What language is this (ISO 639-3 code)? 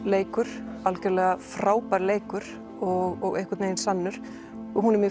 isl